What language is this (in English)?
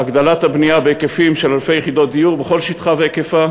Hebrew